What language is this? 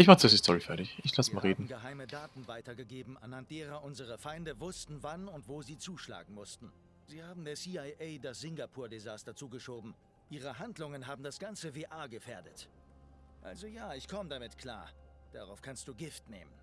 German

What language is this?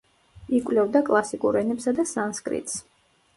Georgian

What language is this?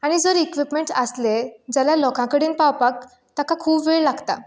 Konkani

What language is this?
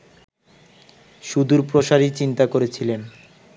Bangla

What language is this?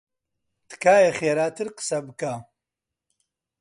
Central Kurdish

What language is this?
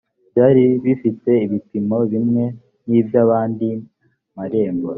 Kinyarwanda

